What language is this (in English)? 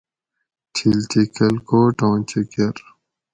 Gawri